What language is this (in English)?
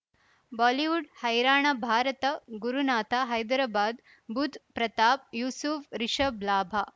Kannada